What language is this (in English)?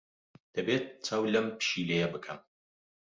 Central Kurdish